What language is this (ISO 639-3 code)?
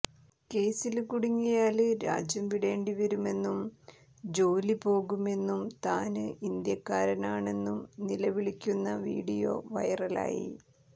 mal